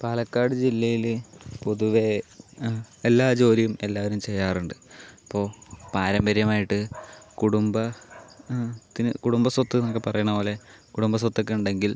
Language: Malayalam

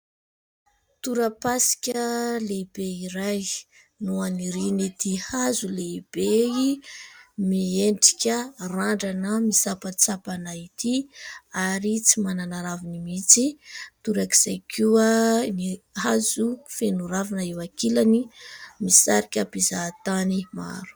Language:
Malagasy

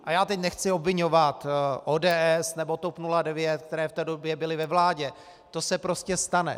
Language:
Czech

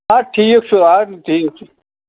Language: Kashmiri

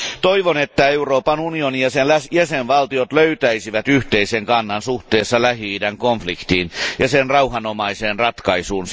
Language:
Finnish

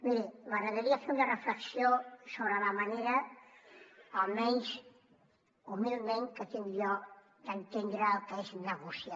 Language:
Catalan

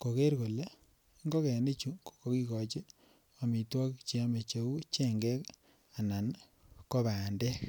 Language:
Kalenjin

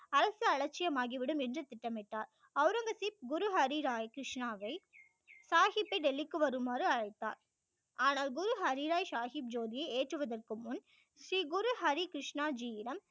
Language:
Tamil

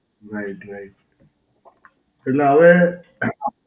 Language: Gujarati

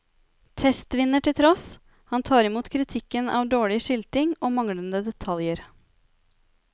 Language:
Norwegian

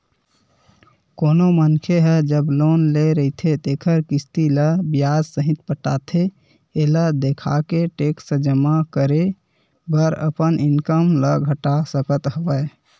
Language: Chhattisgarhi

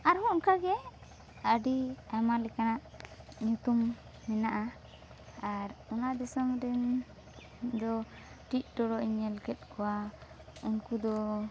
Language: Santali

